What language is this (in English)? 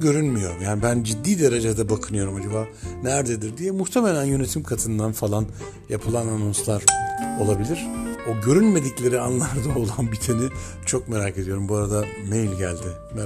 Turkish